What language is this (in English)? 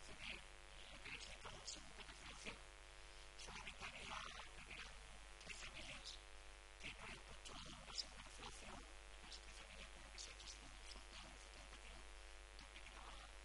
Spanish